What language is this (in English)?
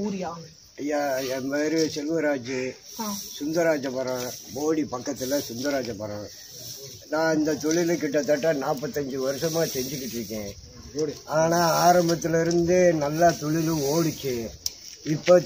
Romanian